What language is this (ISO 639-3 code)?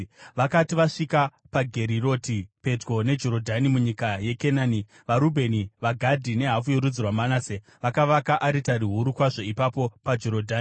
sna